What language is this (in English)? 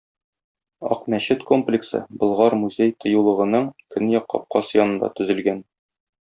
Tatar